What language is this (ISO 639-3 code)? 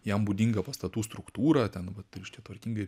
lit